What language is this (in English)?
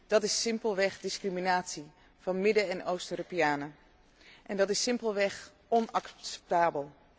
Dutch